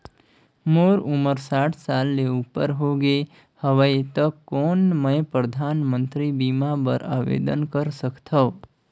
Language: Chhattisgarhi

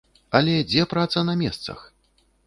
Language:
Belarusian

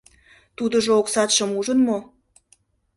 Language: Mari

